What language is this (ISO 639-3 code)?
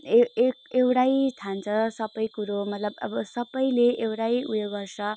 nep